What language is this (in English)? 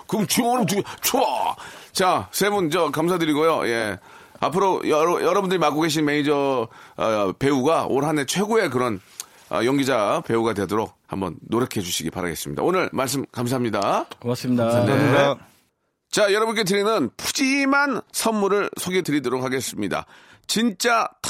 Korean